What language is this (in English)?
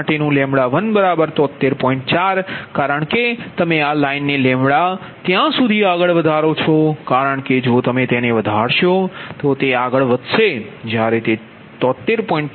Gujarati